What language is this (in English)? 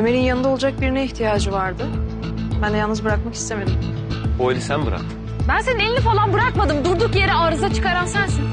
Turkish